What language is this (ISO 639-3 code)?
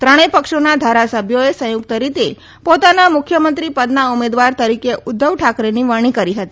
guj